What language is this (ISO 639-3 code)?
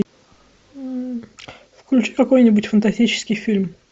rus